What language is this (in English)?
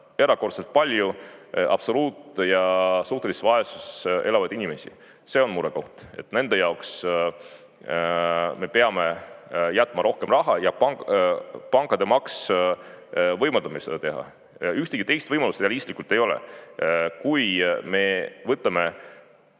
Estonian